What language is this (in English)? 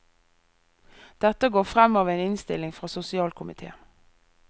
Norwegian